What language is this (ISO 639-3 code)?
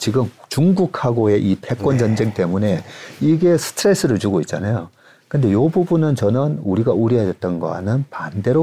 kor